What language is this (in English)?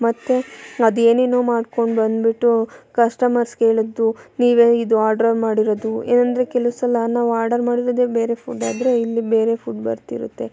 Kannada